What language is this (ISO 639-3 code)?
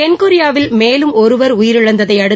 tam